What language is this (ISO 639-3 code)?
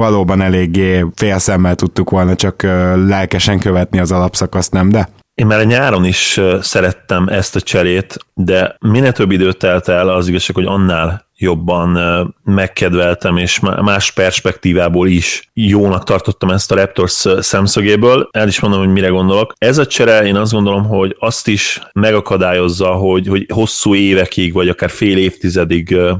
hun